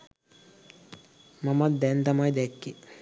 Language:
Sinhala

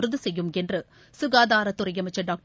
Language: Tamil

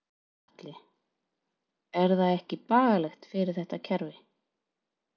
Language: Icelandic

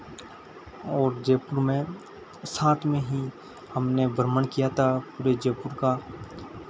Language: Hindi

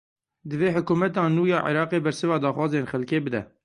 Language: Kurdish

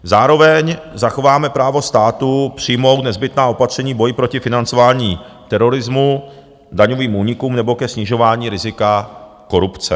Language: Czech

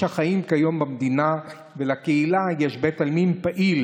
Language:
Hebrew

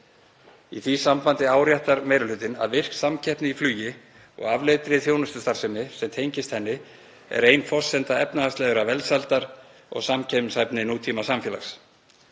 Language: Icelandic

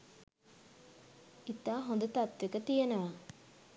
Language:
Sinhala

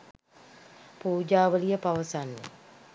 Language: Sinhala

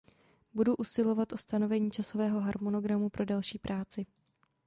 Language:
Czech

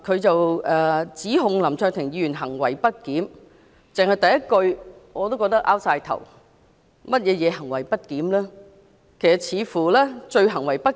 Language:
Cantonese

